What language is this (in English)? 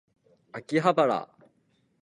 Japanese